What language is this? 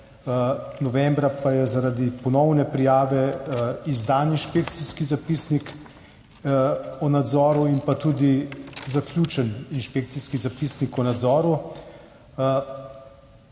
Slovenian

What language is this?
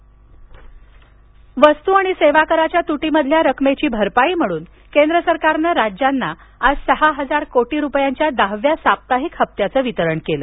Marathi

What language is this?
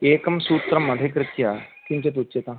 Sanskrit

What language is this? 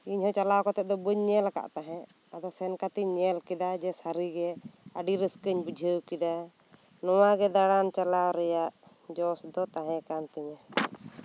Santali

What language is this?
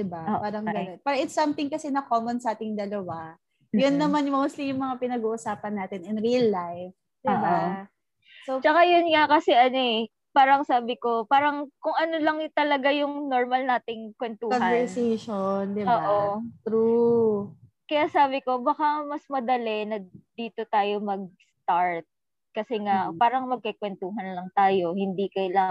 Filipino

